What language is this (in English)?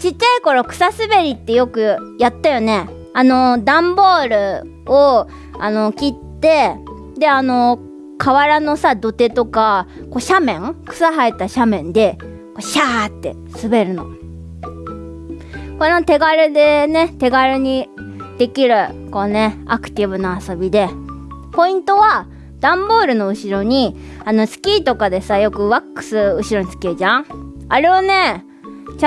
Japanese